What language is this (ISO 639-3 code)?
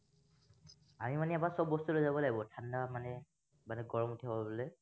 asm